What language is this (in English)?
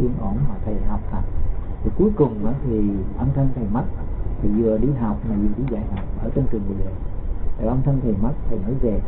Vietnamese